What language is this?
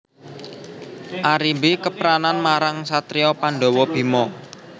Javanese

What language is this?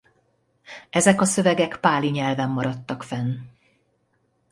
Hungarian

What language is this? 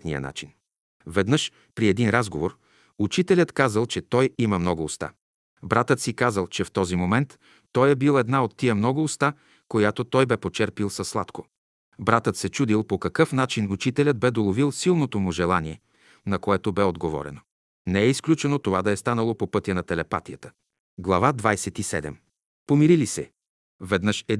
Bulgarian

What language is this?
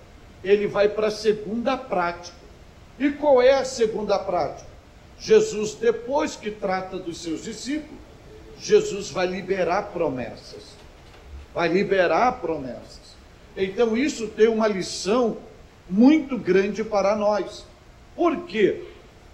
Portuguese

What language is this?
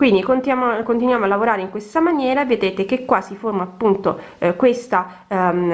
Italian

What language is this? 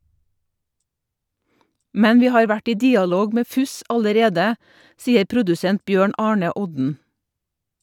Norwegian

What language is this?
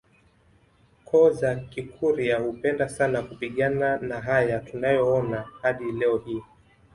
Swahili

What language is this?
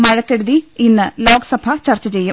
Malayalam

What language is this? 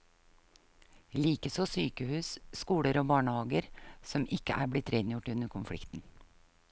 Norwegian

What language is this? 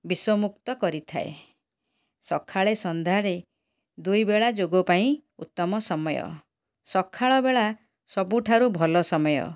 Odia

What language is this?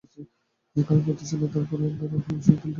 Bangla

